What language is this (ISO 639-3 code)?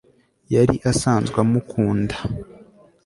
kin